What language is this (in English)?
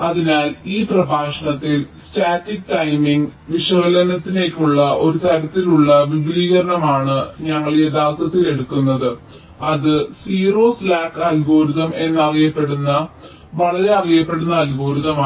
Malayalam